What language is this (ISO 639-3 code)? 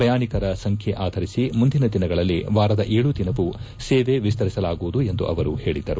kan